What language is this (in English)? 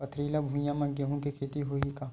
Chhattisgarhi